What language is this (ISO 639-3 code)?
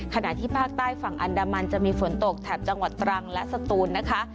tha